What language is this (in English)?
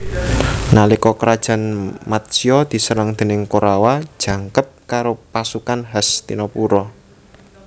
Javanese